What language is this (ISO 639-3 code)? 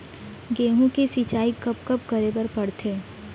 hne